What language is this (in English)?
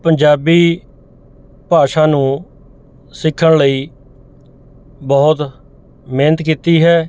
Punjabi